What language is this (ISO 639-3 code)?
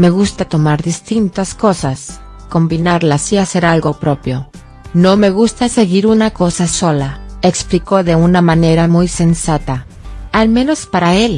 spa